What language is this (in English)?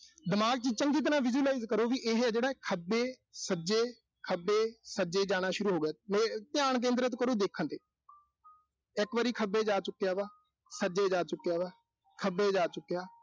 Punjabi